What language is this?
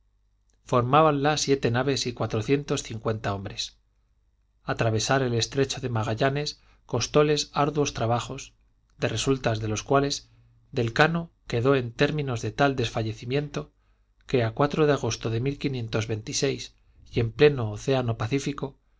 Spanish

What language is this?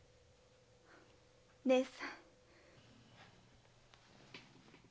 Japanese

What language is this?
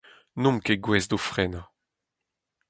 Breton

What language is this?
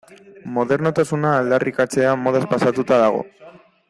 Basque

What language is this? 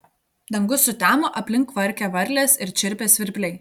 Lithuanian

